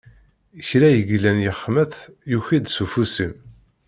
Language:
Kabyle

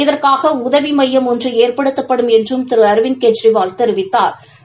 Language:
Tamil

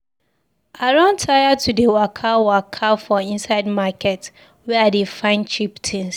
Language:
Nigerian Pidgin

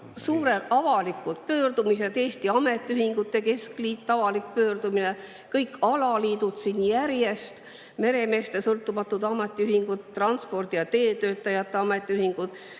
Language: Estonian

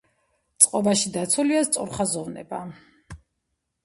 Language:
Georgian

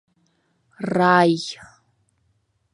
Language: Mari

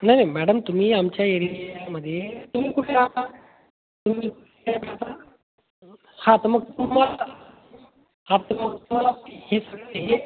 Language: Marathi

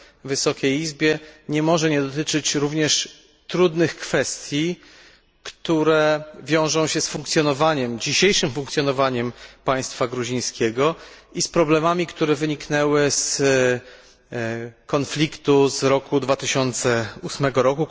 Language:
Polish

